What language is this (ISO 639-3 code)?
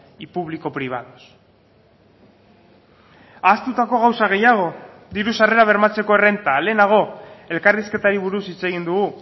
eus